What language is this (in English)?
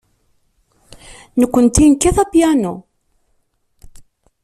Kabyle